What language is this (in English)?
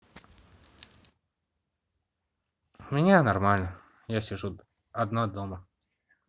Russian